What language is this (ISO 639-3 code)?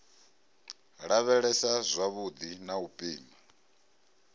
ven